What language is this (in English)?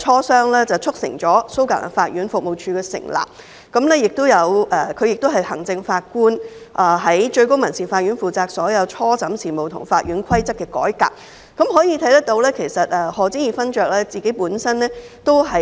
Cantonese